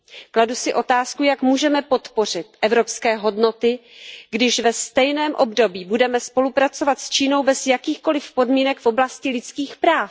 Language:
Czech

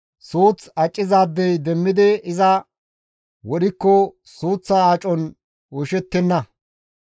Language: Gamo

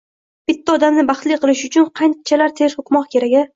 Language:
Uzbek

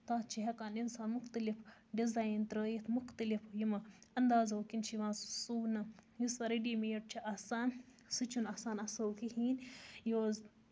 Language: Kashmiri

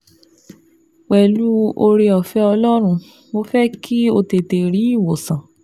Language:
Yoruba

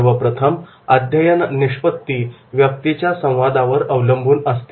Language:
Marathi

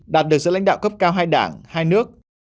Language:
Vietnamese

